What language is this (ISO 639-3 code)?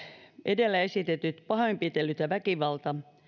fin